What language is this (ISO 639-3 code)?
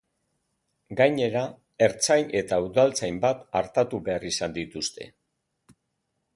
eus